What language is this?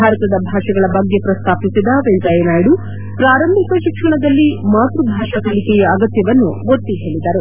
Kannada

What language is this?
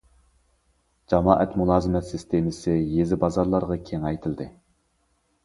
Uyghur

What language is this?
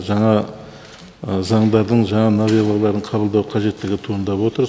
Kazakh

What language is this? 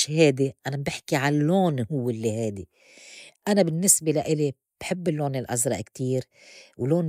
North Levantine Arabic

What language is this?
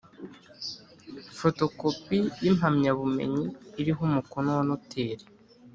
Kinyarwanda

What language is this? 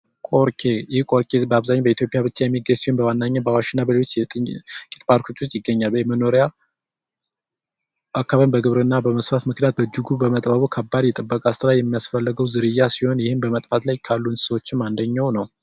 Amharic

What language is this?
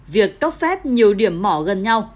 Vietnamese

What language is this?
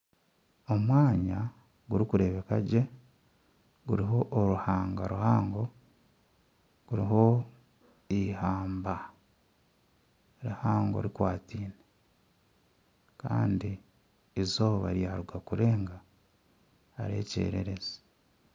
Nyankole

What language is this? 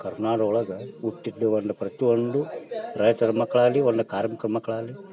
Kannada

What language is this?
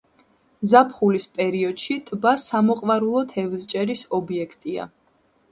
Georgian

